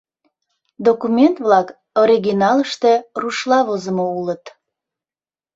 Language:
Mari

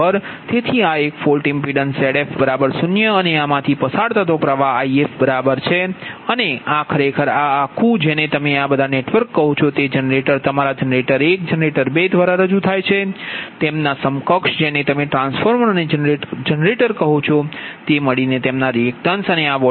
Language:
Gujarati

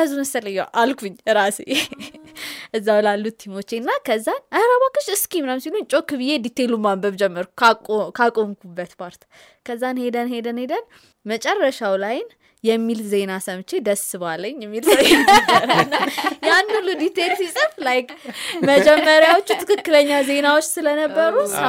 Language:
Amharic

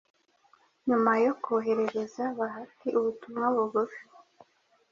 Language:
Kinyarwanda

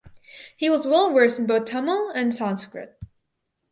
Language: English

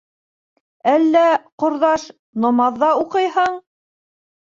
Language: Bashkir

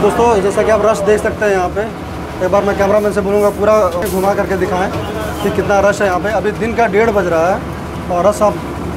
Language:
Hindi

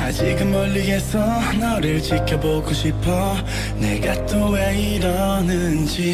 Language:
Korean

